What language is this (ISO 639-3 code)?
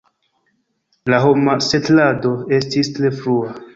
epo